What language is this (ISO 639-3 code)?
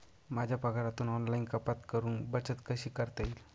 mar